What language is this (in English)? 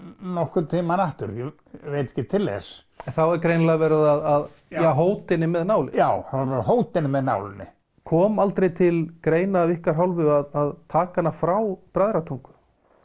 Icelandic